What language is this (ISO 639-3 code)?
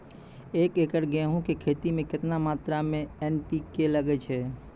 mai